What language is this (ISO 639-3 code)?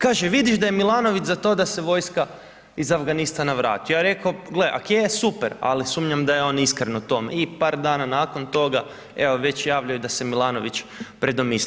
hrv